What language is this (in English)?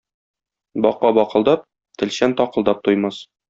Tatar